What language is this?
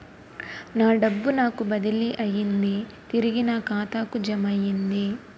Telugu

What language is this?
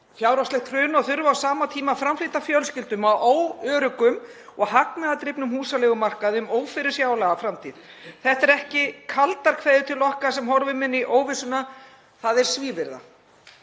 Icelandic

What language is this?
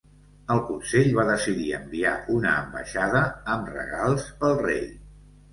Catalan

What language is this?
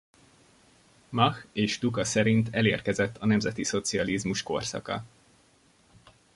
Hungarian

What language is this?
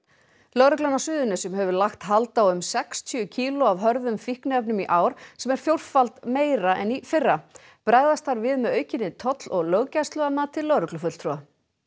Icelandic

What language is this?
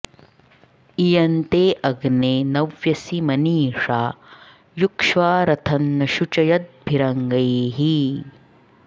Sanskrit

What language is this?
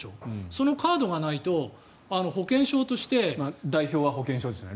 Japanese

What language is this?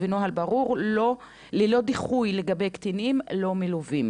Hebrew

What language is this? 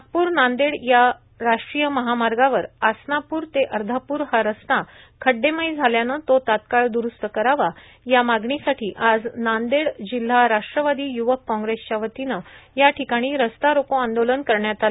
Marathi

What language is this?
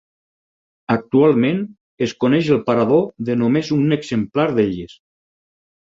Catalan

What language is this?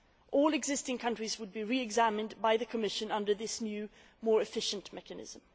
English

